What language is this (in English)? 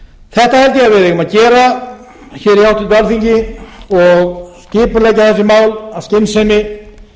Icelandic